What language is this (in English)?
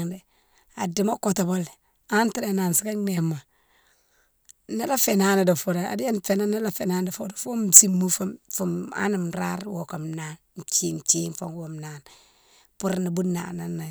Mansoanka